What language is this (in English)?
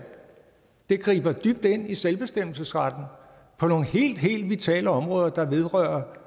Danish